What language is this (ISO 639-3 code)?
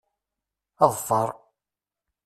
kab